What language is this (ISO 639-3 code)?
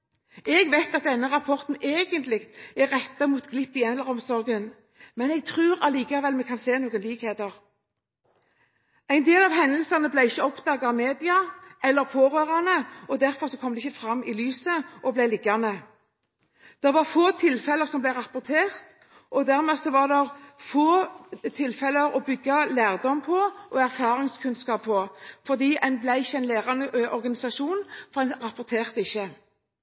nob